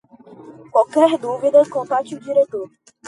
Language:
Portuguese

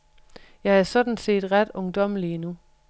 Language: Danish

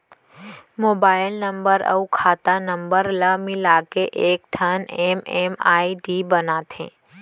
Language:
Chhattisgarhi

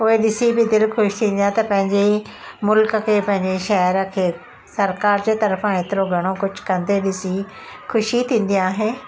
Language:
Sindhi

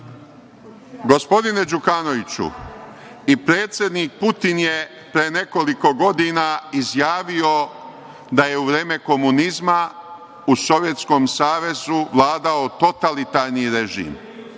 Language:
Serbian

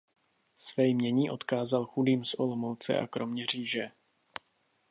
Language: Czech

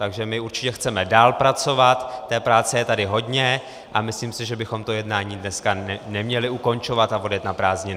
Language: Czech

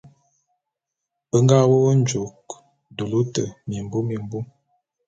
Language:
Bulu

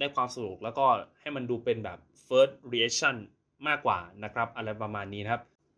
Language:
Thai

